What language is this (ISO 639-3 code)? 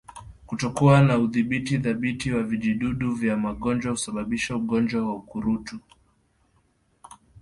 swa